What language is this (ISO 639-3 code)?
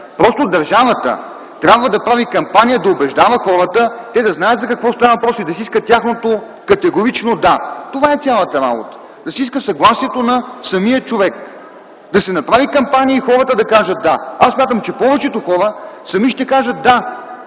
bul